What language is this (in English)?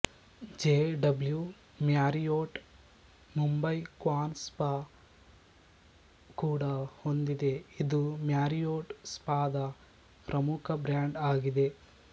Kannada